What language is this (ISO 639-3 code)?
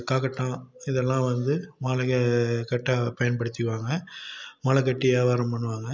tam